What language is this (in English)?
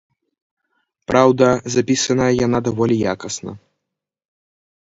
Belarusian